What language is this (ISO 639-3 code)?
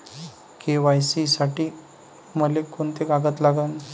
mar